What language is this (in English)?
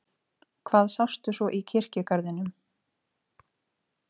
Icelandic